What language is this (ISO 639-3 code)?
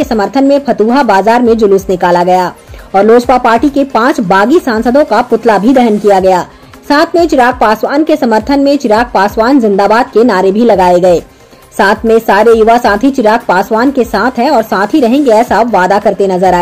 hin